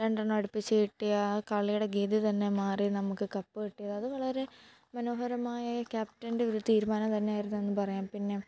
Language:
Malayalam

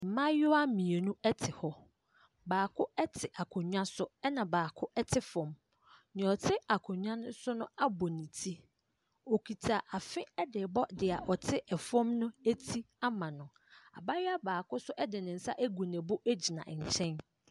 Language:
Akan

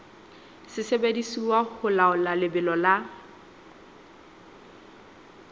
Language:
Southern Sotho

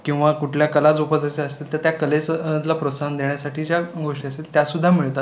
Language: Marathi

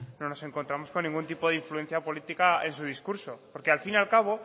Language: Spanish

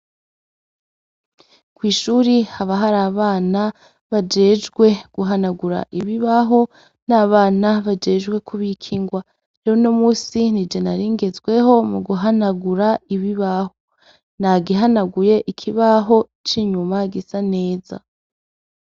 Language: Rundi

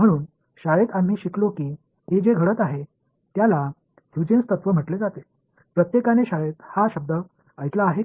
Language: Marathi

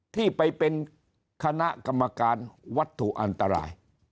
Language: Thai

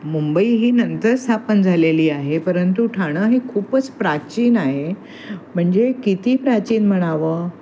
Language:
Marathi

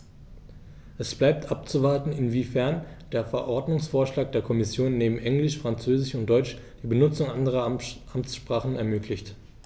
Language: German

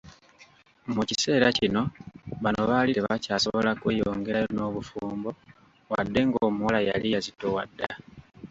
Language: Ganda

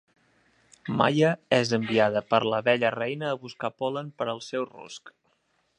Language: Catalan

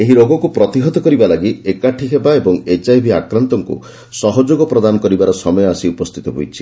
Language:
Odia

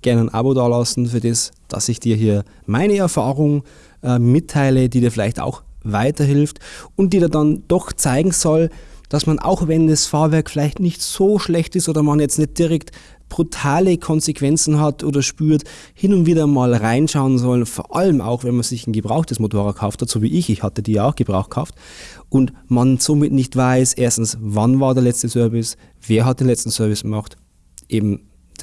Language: German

